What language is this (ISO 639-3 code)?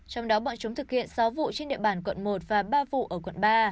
vie